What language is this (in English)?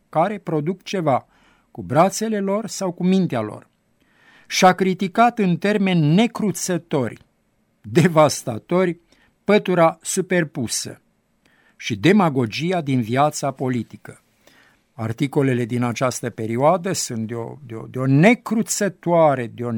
Romanian